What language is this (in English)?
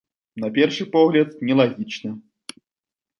Belarusian